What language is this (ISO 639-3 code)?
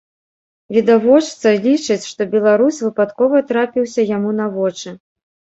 bel